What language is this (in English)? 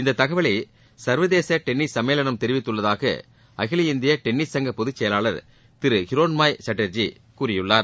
Tamil